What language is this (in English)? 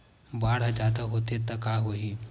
Chhattisgarhi